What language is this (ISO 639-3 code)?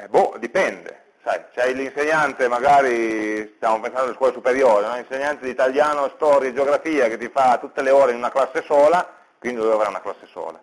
ita